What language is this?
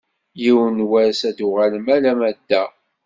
Kabyle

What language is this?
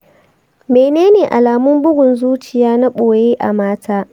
Hausa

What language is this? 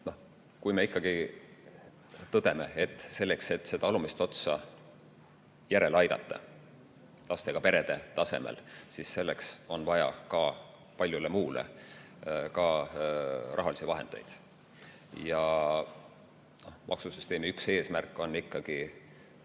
Estonian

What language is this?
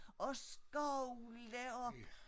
Danish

